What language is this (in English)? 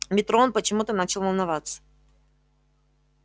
Russian